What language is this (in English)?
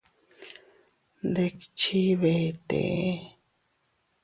Teutila Cuicatec